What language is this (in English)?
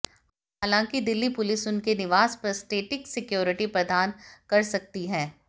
Hindi